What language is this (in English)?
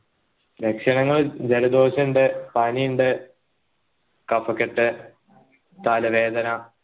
Malayalam